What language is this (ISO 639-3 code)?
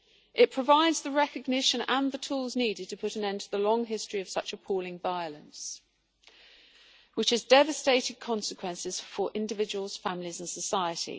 eng